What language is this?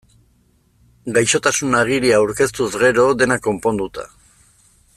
Basque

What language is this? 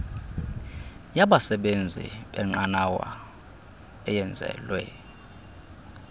Xhosa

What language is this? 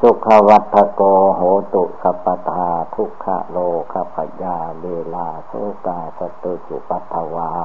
Thai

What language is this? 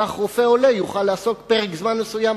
Hebrew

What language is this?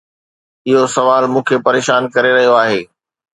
Sindhi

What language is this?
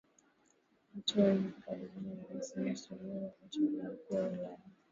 Swahili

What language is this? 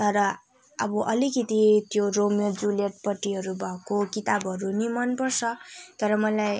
Nepali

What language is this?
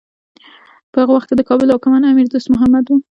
Pashto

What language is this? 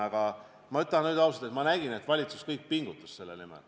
Estonian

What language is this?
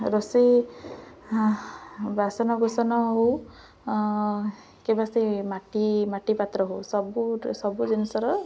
Odia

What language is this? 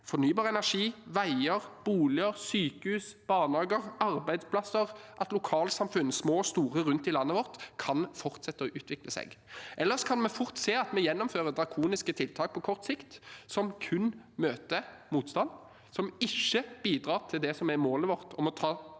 Norwegian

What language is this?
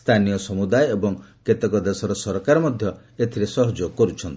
Odia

